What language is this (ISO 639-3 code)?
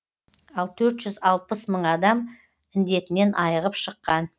kaz